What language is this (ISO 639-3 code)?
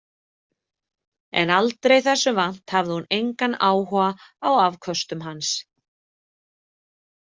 isl